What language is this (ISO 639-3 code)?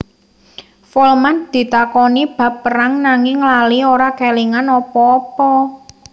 jav